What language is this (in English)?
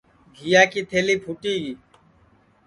Sansi